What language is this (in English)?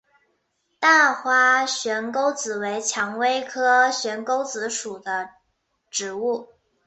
Chinese